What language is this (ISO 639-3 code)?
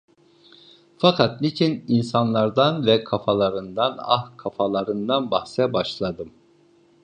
tur